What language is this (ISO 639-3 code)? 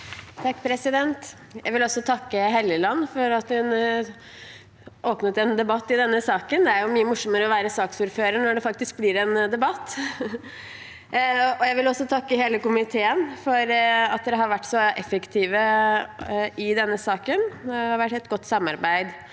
nor